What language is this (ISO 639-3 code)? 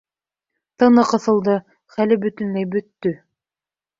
bak